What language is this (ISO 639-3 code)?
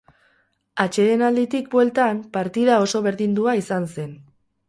eus